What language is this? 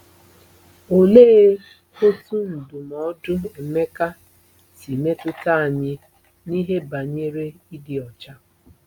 Igbo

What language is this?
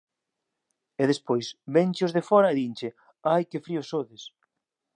Galician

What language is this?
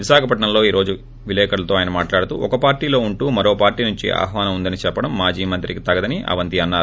Telugu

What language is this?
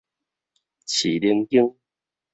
Min Nan Chinese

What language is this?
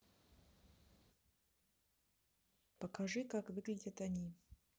Russian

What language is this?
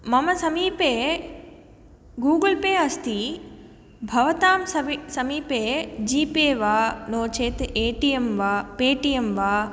Sanskrit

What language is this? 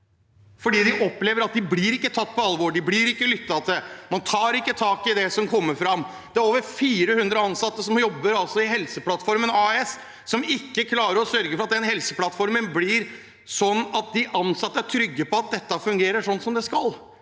Norwegian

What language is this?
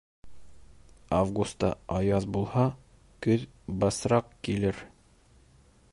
Bashkir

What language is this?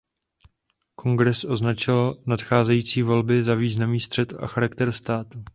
Czech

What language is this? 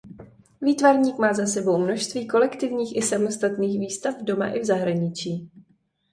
Czech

